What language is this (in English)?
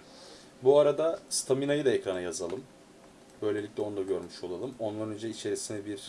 Turkish